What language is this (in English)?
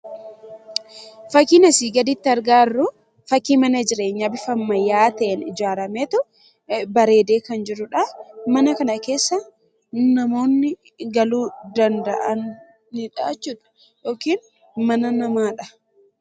Oromo